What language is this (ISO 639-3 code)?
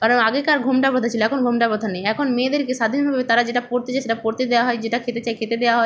ben